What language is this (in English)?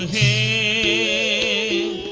English